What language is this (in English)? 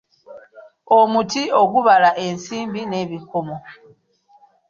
Ganda